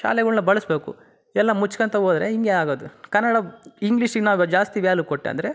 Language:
Kannada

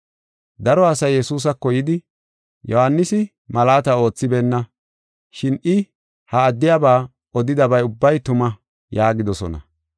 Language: Gofa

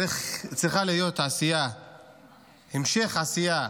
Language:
Hebrew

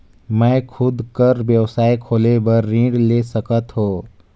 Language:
Chhattisgarhi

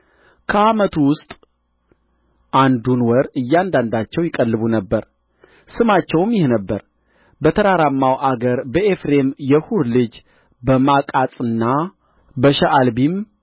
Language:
Amharic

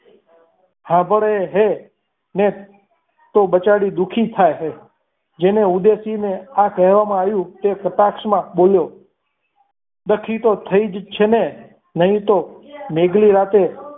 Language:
Gujarati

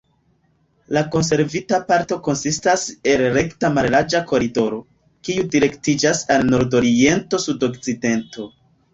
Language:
Esperanto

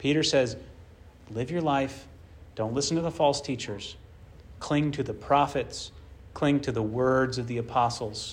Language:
English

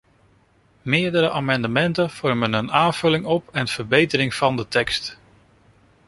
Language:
Dutch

